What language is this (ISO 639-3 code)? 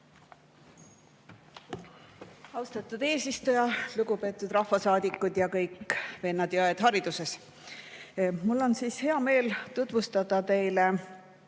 est